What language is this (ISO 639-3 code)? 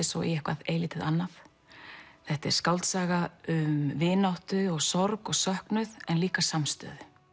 isl